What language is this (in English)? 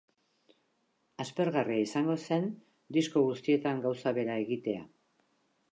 Basque